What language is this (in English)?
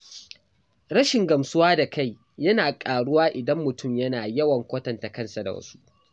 Hausa